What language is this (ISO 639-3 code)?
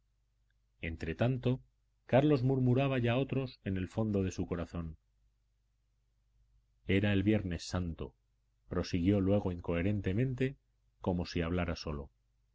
spa